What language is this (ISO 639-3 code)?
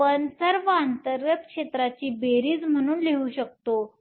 mar